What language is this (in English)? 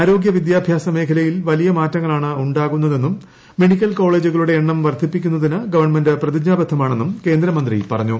Malayalam